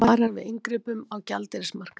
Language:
Icelandic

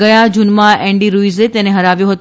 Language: Gujarati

